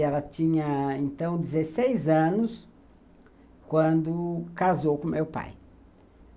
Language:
Portuguese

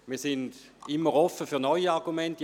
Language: Swiss German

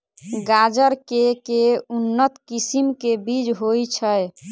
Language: Maithili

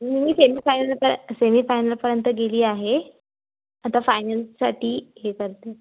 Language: Marathi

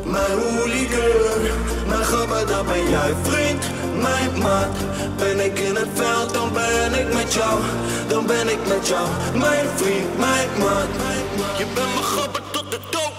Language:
Dutch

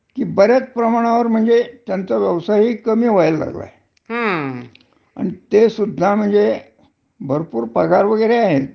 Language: Marathi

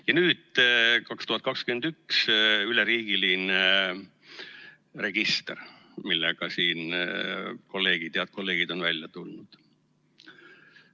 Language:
Estonian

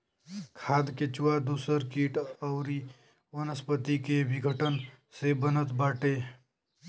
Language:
Bhojpuri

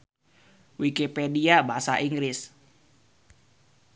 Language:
Sundanese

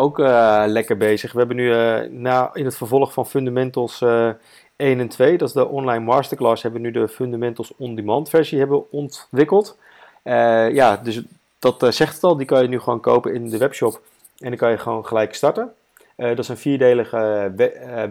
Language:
Dutch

